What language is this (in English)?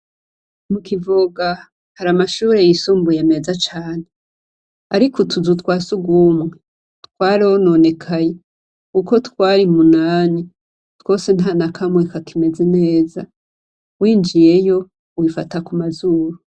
Rundi